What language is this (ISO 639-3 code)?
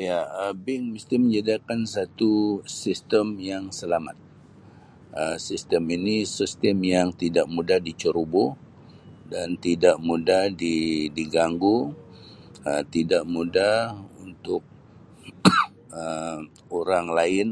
msi